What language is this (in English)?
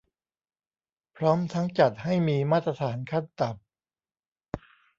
Thai